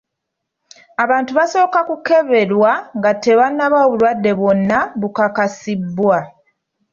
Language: Ganda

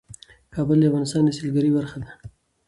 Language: Pashto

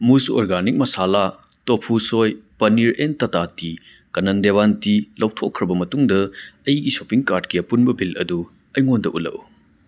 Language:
Manipuri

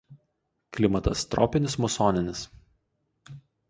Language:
Lithuanian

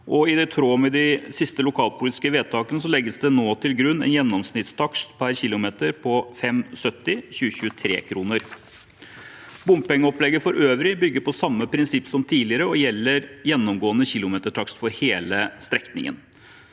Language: Norwegian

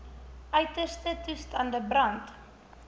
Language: Afrikaans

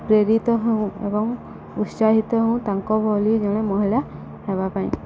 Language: Odia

